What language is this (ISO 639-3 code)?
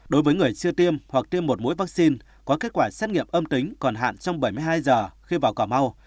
vie